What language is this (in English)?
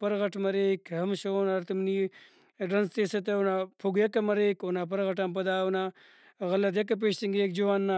Brahui